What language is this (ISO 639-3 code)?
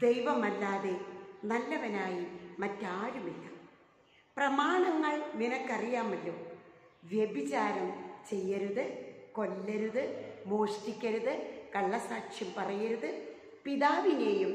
mal